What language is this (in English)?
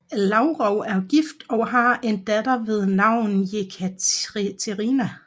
Danish